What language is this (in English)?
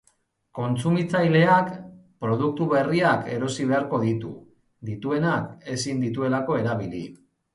Basque